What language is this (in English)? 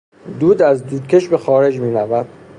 Persian